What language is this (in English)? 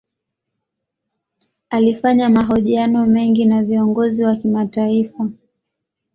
Swahili